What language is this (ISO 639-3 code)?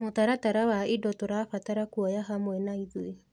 kik